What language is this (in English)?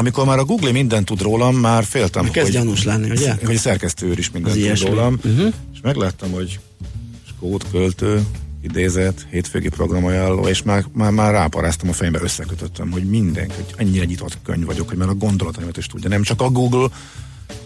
Hungarian